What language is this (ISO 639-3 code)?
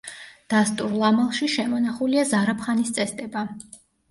kat